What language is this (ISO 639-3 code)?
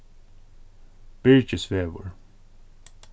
fao